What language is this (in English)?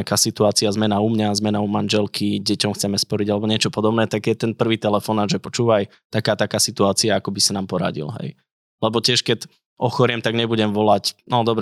Slovak